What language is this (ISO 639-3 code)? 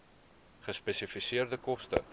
afr